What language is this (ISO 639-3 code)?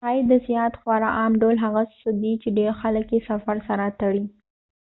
pus